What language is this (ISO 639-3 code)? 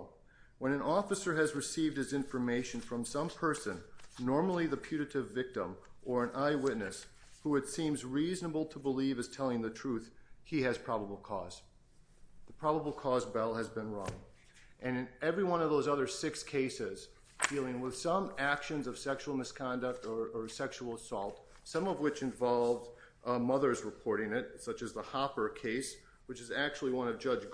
eng